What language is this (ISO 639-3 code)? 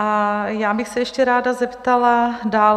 ces